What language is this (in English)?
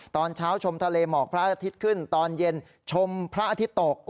Thai